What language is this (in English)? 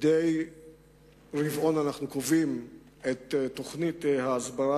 Hebrew